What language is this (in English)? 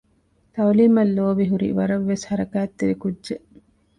Divehi